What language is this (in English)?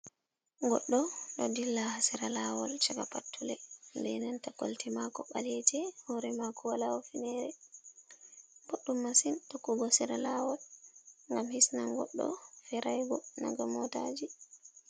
Fula